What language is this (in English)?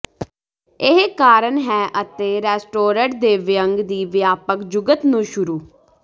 Punjabi